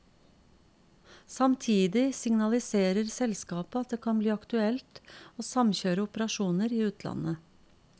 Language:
Norwegian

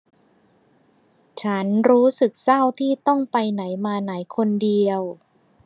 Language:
Thai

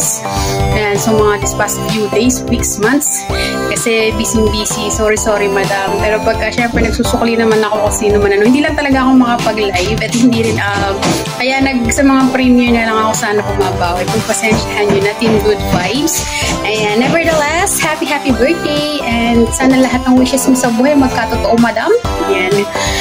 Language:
Filipino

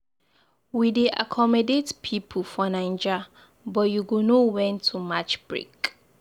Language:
Nigerian Pidgin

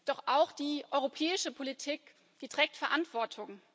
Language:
German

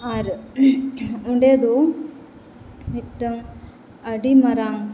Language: Santali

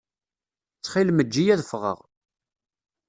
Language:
Kabyle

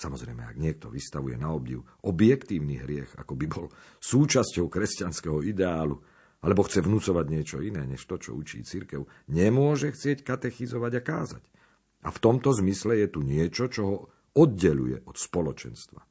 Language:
Slovak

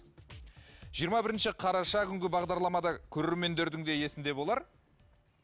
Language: Kazakh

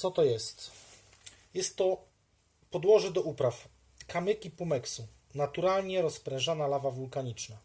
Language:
Polish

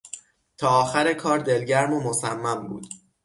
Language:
Persian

